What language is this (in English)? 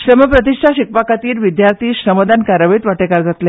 Konkani